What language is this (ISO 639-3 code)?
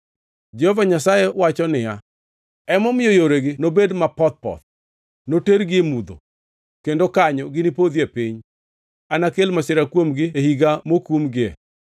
luo